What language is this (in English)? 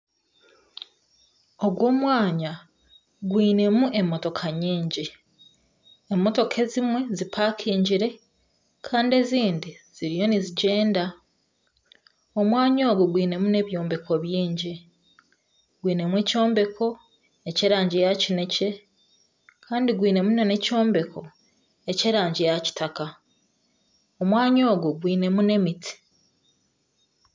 Nyankole